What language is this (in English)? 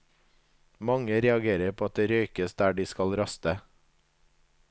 Norwegian